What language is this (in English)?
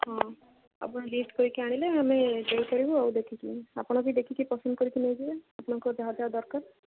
Odia